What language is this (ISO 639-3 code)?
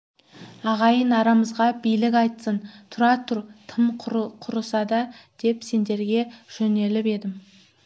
kaz